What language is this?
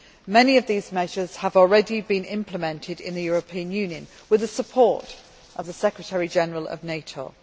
English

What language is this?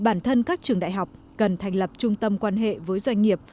Vietnamese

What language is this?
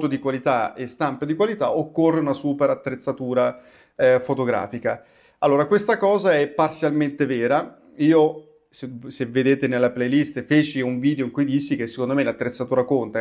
Italian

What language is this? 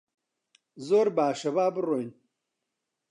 Central Kurdish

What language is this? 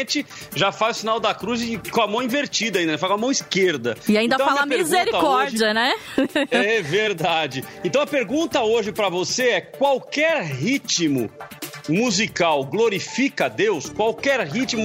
Portuguese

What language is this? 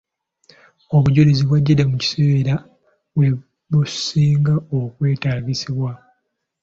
Ganda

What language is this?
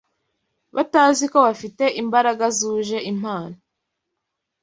Kinyarwanda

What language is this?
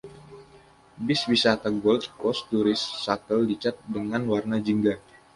Indonesian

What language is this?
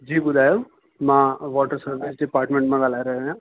Sindhi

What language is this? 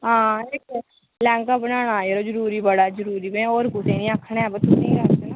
Dogri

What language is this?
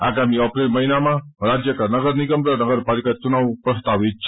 Nepali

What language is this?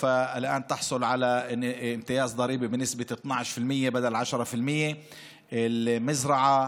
Hebrew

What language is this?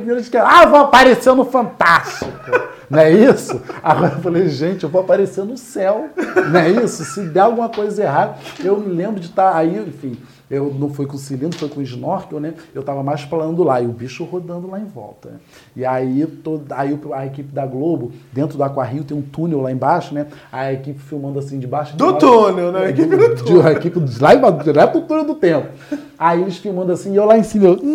Portuguese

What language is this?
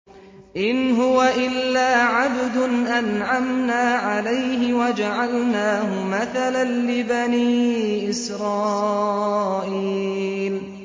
Arabic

